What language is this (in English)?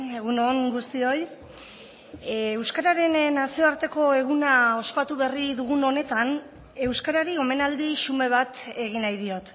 Basque